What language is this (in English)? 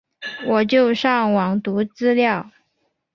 Chinese